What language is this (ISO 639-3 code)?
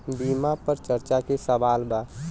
bho